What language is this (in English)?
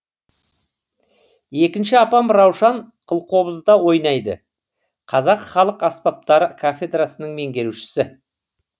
Kazakh